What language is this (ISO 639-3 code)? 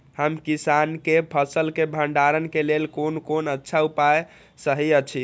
mai